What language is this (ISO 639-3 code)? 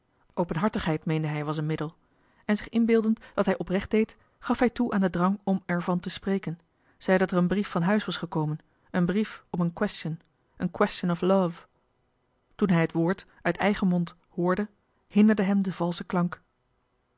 nld